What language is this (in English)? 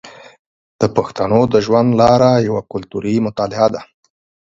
Pashto